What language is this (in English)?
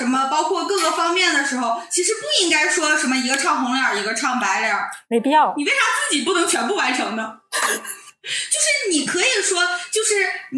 Chinese